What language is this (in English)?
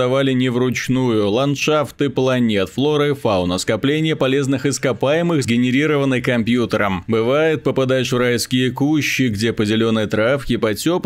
Russian